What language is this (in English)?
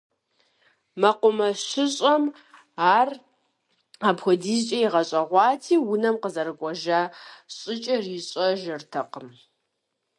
Kabardian